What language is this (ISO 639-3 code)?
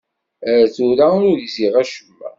kab